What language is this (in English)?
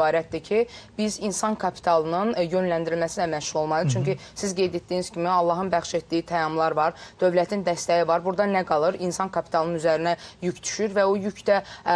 Turkish